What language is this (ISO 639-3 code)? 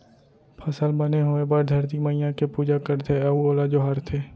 hne